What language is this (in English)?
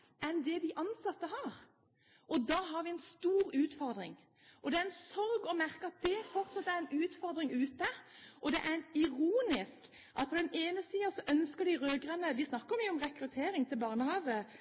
Norwegian Bokmål